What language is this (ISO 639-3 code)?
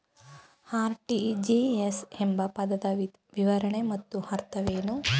kan